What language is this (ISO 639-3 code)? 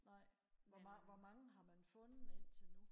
dan